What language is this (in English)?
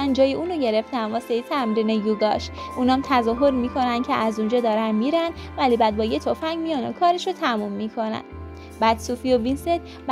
Persian